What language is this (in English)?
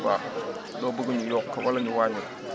Wolof